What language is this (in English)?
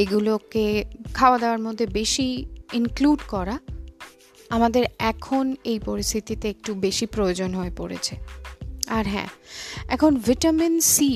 Bangla